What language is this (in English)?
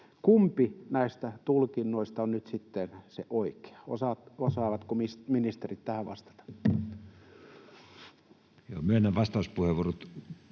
Finnish